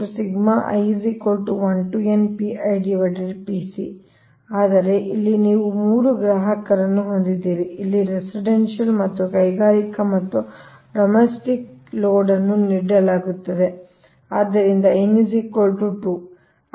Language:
Kannada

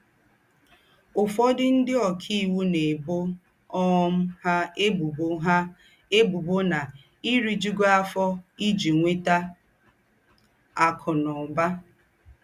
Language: Igbo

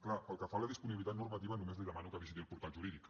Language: Catalan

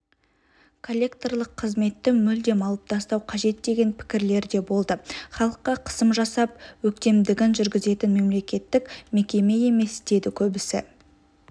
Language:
Kazakh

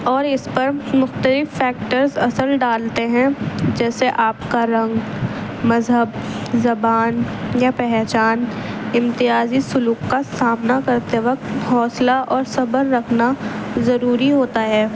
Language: Urdu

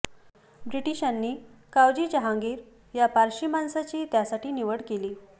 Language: Marathi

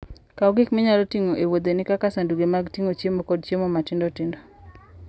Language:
Luo (Kenya and Tanzania)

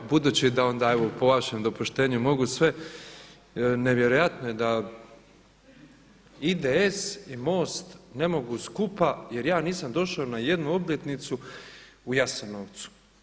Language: Croatian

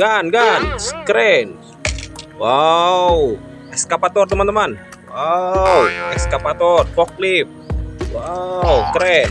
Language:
Indonesian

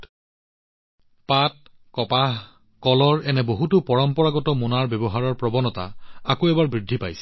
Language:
Assamese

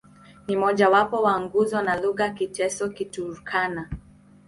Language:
Swahili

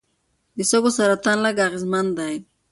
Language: Pashto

